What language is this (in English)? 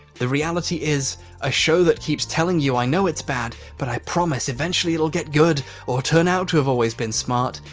English